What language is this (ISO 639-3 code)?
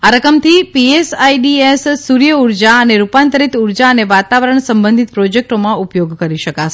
guj